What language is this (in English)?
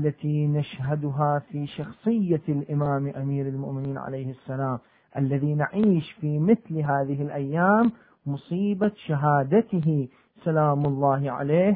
Arabic